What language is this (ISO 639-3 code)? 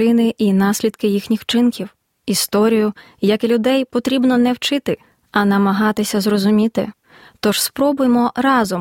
ukr